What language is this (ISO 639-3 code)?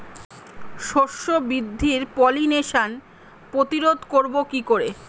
ben